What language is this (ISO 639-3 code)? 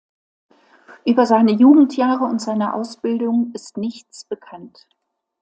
deu